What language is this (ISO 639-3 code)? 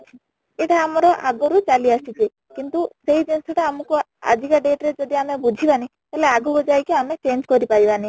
ori